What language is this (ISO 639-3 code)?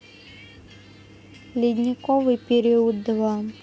rus